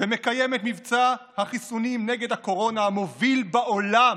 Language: Hebrew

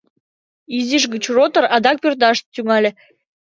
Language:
Mari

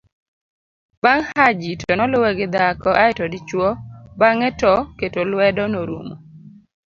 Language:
Luo (Kenya and Tanzania)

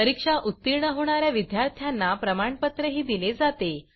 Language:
Marathi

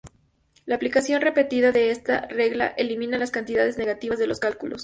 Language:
Spanish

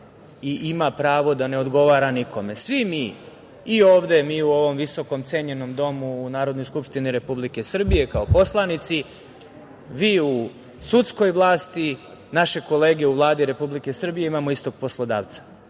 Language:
Serbian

